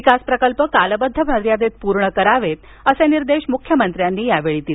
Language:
Marathi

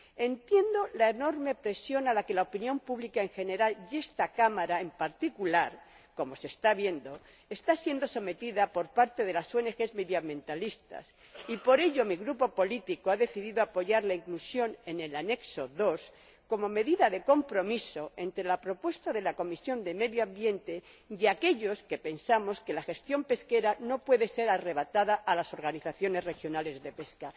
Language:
Spanish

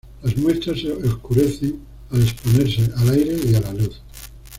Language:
Spanish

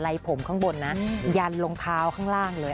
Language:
Thai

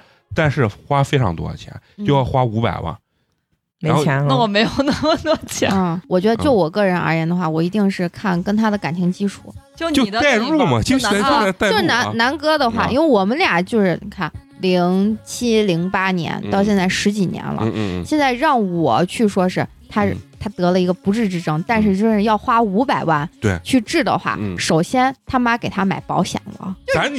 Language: Chinese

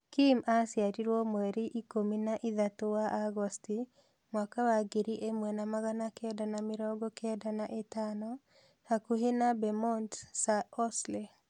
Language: Kikuyu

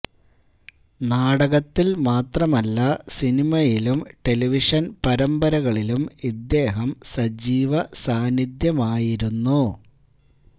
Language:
Malayalam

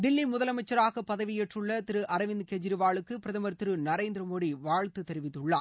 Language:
Tamil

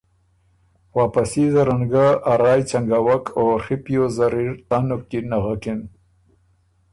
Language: Ormuri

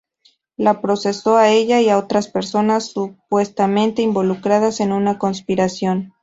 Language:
Spanish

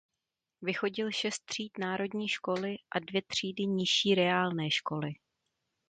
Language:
Czech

